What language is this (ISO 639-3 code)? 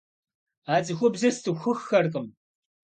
kbd